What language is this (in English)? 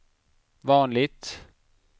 Swedish